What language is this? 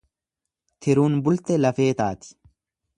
Oromo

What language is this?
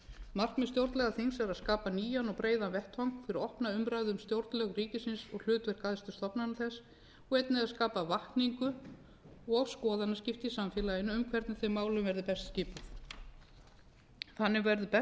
Icelandic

